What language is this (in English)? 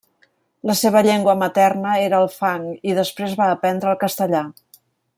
Catalan